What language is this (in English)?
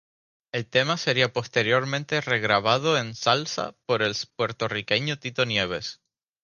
Spanish